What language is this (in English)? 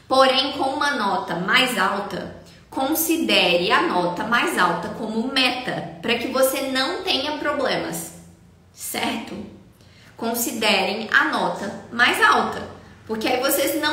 Portuguese